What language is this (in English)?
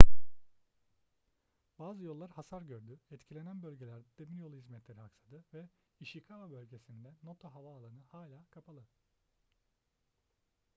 Turkish